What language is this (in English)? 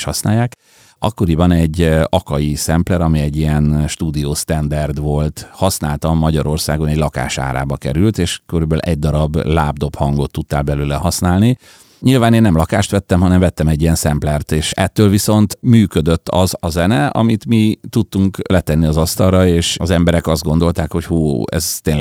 Hungarian